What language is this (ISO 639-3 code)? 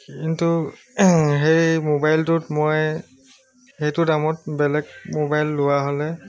asm